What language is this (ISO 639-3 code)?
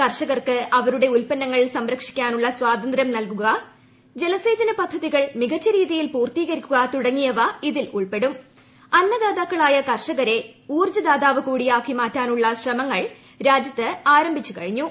mal